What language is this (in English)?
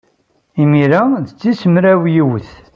Kabyle